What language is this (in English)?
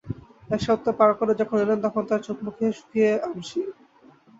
Bangla